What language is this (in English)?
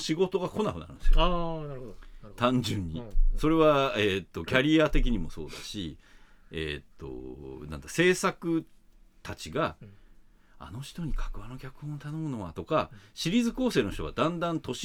Japanese